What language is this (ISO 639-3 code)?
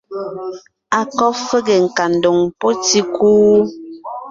nnh